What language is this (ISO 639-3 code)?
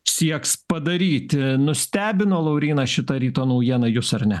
lit